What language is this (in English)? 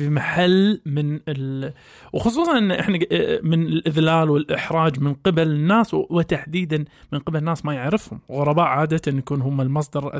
Arabic